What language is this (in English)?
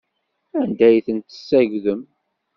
Kabyle